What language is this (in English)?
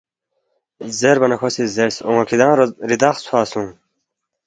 Balti